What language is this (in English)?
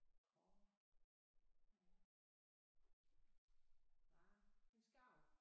Danish